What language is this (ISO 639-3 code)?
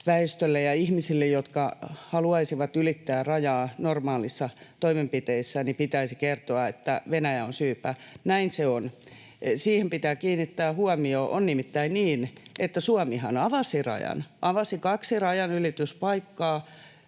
fin